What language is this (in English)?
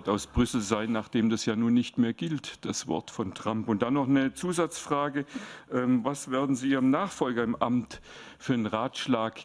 German